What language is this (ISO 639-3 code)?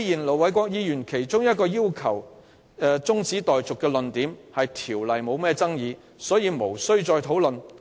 yue